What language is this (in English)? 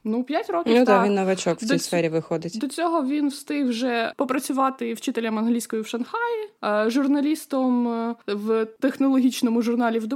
Ukrainian